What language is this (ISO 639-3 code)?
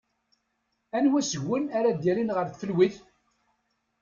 kab